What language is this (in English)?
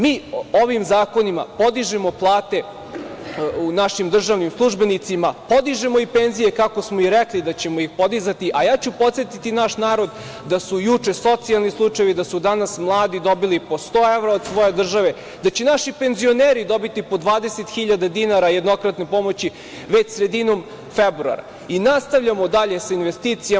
Serbian